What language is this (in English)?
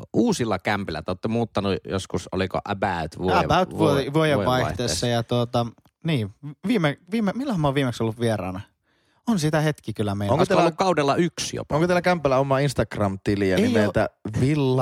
Finnish